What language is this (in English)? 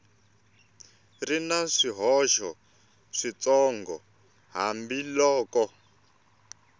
Tsonga